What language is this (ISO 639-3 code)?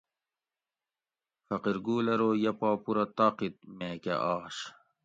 gwc